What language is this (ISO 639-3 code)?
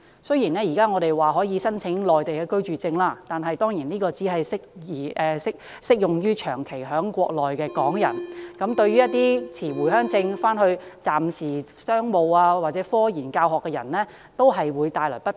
yue